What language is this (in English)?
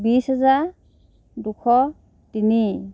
Assamese